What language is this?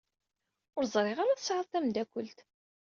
Kabyle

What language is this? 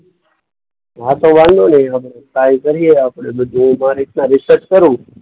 Gujarati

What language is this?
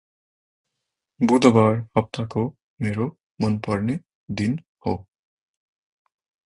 Nepali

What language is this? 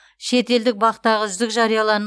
Kazakh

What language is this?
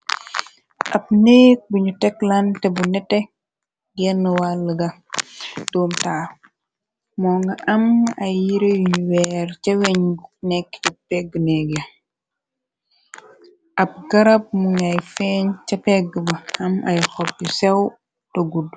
Wolof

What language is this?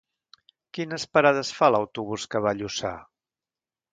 Catalan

